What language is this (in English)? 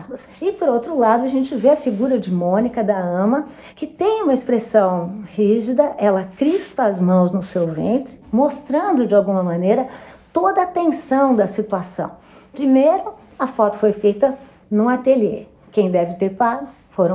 Portuguese